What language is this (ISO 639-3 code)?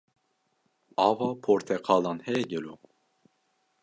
kur